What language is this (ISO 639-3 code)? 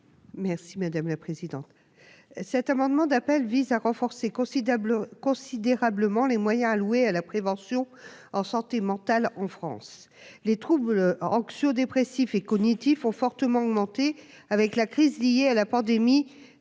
fra